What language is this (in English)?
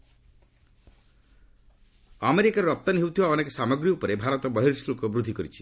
Odia